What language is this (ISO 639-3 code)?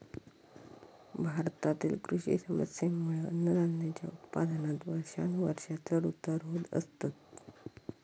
mar